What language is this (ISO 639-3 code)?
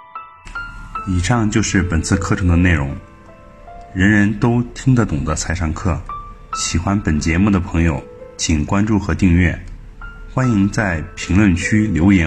zho